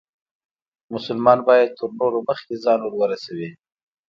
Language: Pashto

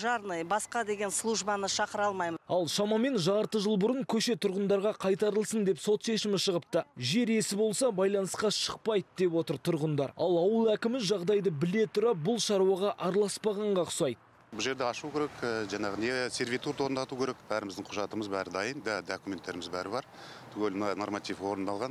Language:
Turkish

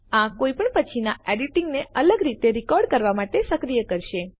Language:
Gujarati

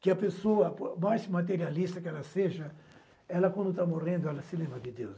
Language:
Portuguese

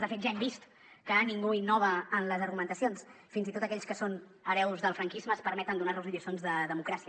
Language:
Catalan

